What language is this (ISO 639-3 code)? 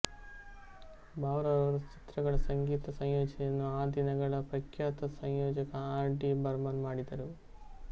kan